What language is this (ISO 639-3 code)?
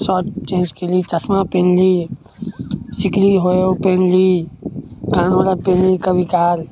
mai